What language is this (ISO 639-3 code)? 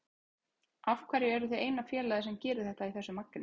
isl